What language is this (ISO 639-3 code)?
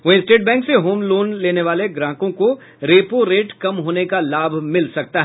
hin